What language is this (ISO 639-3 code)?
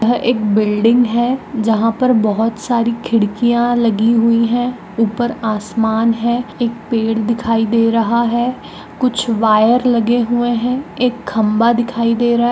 mag